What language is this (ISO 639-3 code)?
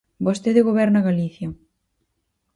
glg